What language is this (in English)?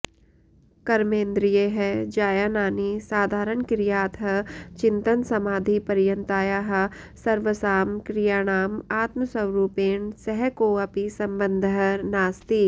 Sanskrit